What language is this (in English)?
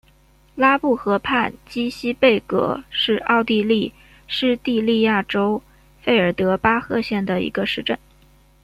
Chinese